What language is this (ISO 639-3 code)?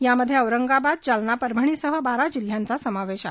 mar